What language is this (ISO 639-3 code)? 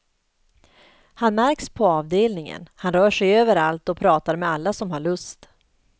swe